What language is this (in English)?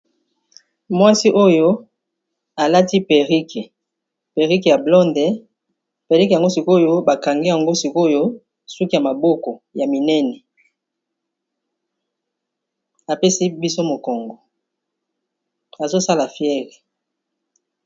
Lingala